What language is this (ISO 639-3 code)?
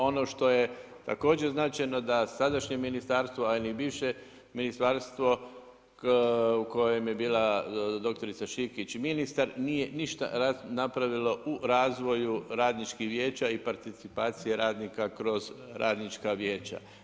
hrv